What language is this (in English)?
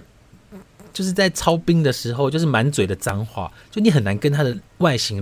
Chinese